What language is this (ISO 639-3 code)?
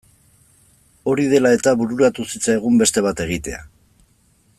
eus